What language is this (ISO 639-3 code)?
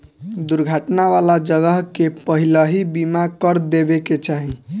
bho